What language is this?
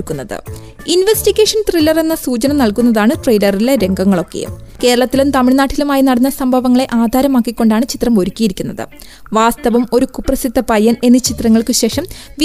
Malayalam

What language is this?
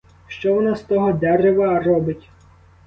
Ukrainian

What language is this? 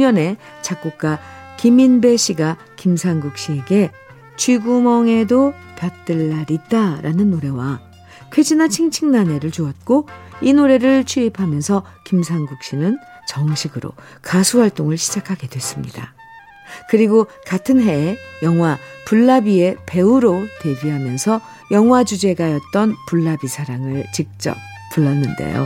Korean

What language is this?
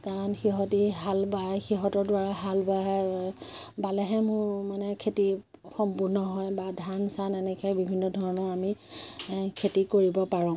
Assamese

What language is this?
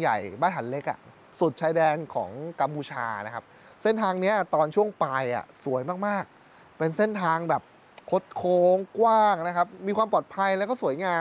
Thai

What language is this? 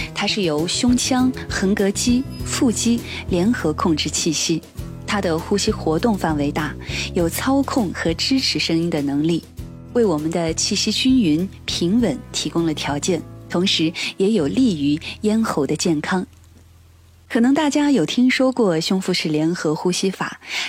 Chinese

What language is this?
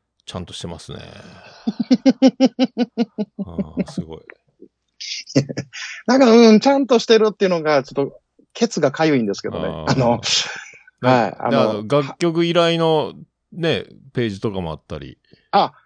Japanese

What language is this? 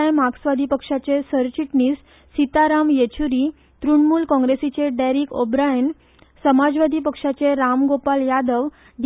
Konkani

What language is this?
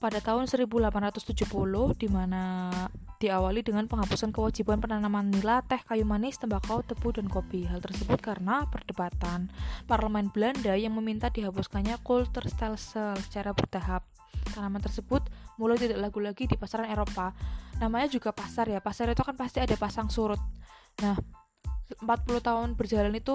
Indonesian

